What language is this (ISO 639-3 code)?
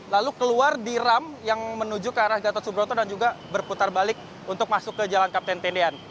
ind